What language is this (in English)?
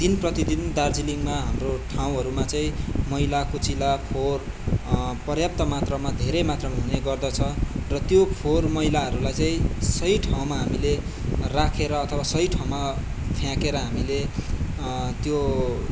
Nepali